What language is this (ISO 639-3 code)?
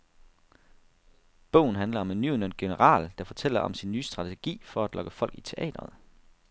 dan